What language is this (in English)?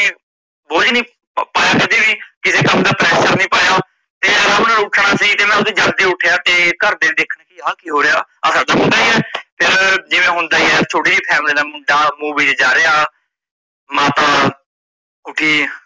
Punjabi